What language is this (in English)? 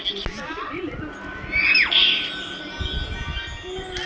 Telugu